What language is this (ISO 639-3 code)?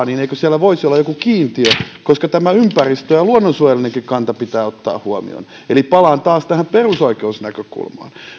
fin